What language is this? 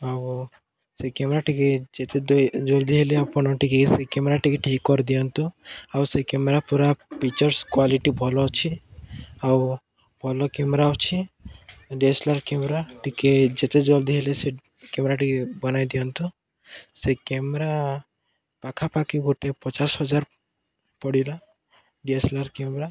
Odia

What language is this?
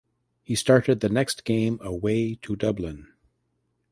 English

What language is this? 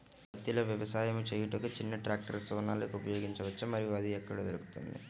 Telugu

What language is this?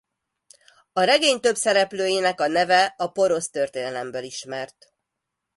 Hungarian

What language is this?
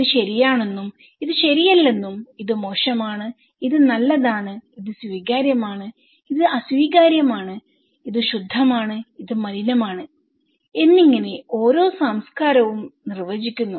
Malayalam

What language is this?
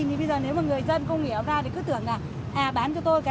Vietnamese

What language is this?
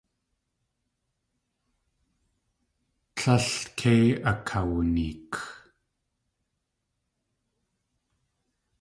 Tlingit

